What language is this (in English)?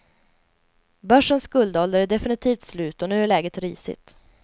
Swedish